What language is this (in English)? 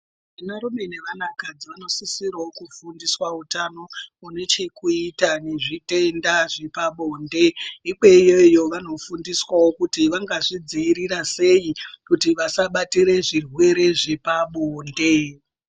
Ndau